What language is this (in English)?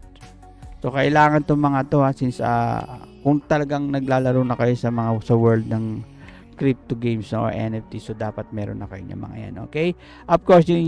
Filipino